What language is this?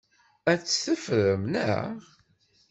Kabyle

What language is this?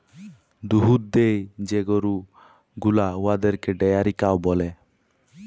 Bangla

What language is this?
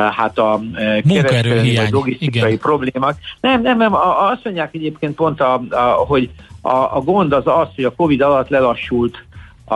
Hungarian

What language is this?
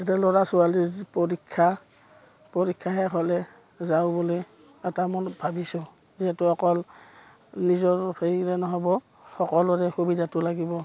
Assamese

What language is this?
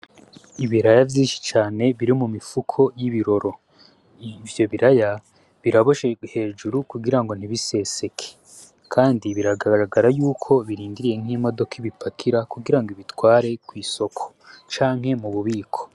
Rundi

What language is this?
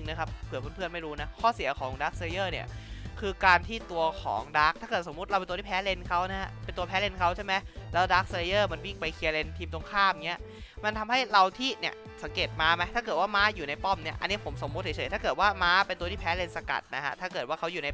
Thai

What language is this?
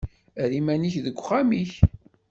Kabyle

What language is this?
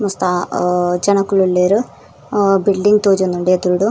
Tulu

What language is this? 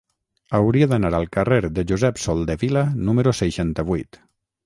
Catalan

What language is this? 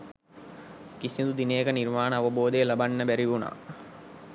Sinhala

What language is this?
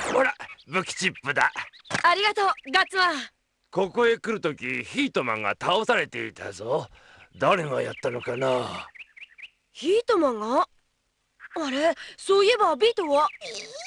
Japanese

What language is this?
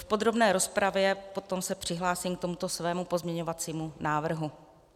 Czech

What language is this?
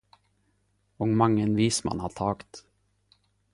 Norwegian Nynorsk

